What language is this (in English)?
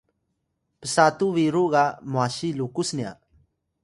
Atayal